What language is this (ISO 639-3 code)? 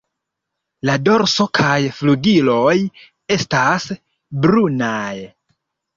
epo